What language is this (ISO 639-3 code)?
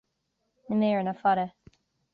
gle